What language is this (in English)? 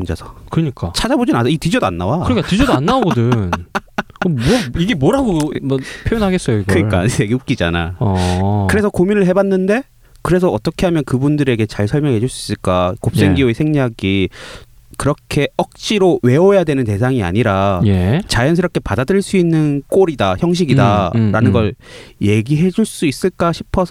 Korean